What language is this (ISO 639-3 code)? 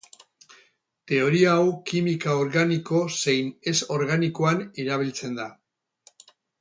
eus